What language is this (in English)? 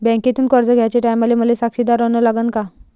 Marathi